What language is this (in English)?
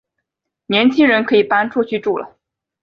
Chinese